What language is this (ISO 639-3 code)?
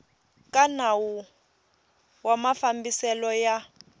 tso